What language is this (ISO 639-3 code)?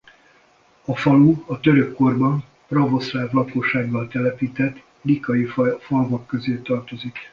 hun